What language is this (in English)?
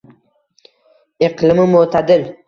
Uzbek